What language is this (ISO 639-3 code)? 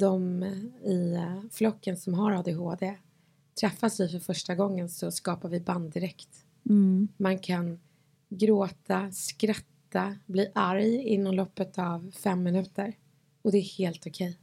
swe